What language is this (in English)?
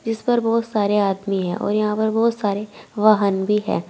Hindi